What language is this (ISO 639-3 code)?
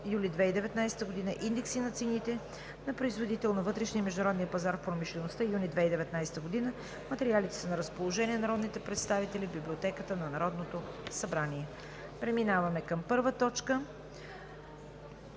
bul